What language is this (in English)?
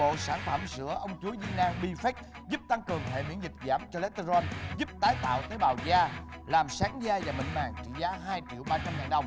Vietnamese